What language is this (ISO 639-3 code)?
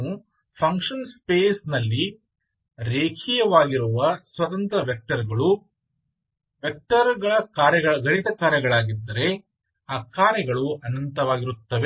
kan